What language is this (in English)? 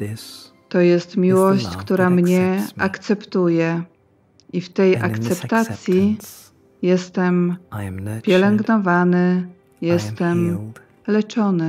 Polish